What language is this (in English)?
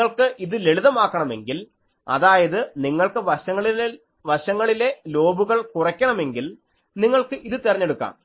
Malayalam